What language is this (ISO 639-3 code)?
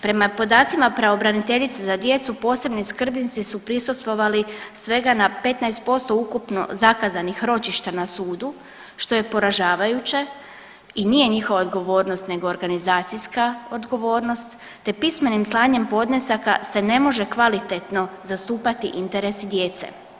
hrv